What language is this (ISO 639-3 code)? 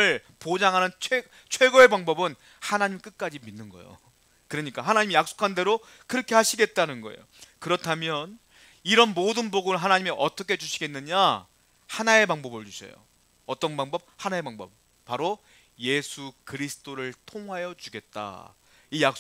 kor